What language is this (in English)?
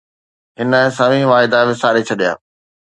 Sindhi